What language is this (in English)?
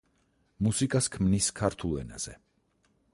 Georgian